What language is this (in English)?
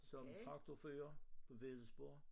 Danish